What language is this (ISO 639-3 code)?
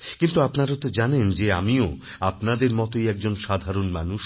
ben